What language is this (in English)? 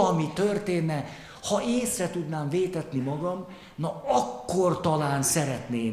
Hungarian